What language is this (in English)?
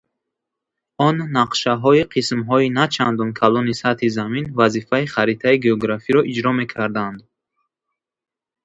Tajik